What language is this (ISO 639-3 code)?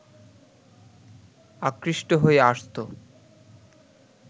ben